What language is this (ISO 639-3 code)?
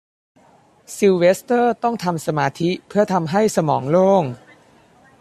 tha